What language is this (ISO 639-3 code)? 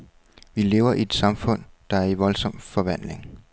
dan